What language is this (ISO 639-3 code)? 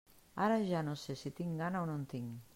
cat